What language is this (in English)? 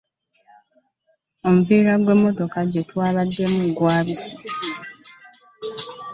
Ganda